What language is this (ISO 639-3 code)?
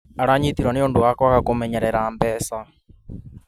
kik